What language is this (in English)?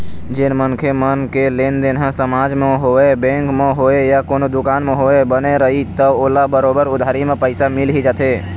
Chhattisgarhi